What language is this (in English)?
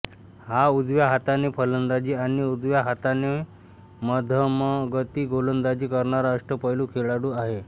Marathi